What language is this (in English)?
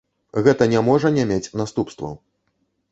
Belarusian